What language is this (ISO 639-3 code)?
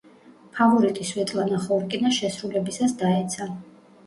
kat